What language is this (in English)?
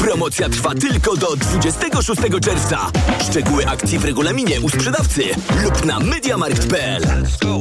Polish